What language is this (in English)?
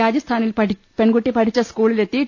Malayalam